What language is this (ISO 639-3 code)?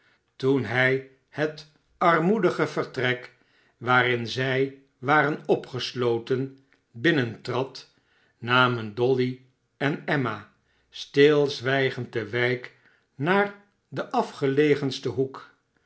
nld